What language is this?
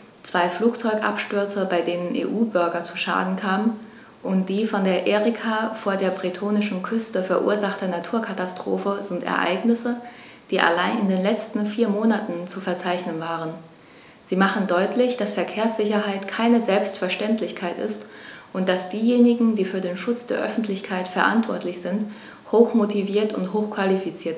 German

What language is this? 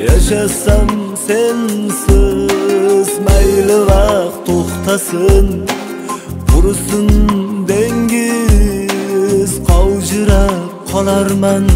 Turkish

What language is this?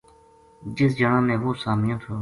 Gujari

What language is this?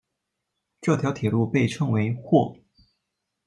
Chinese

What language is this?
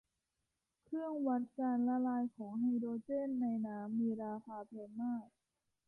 Thai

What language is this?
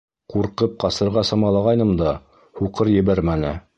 Bashkir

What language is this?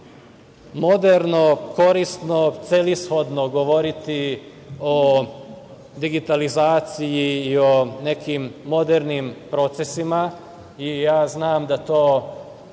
Serbian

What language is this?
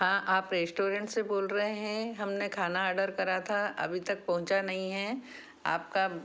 Hindi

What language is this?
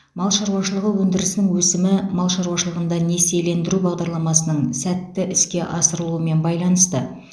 Kazakh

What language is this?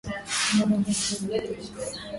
Swahili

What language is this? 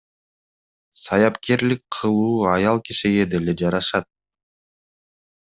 Kyrgyz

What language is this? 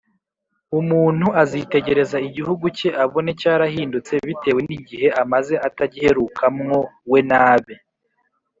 Kinyarwanda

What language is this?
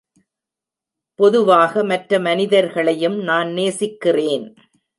Tamil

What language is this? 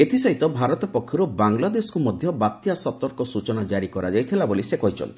Odia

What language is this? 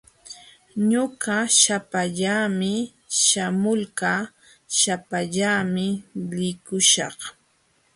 Jauja Wanca Quechua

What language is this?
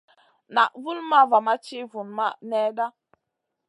Masana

